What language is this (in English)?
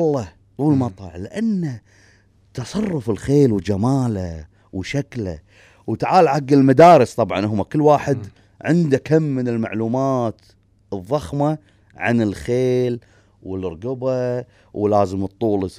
Arabic